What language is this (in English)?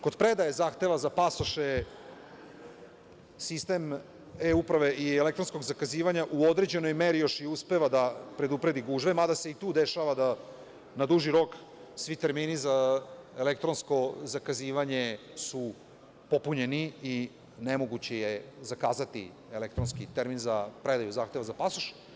Serbian